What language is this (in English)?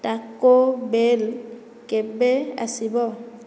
Odia